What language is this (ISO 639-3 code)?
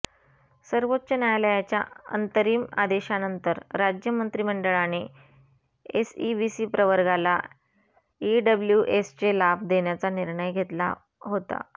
mar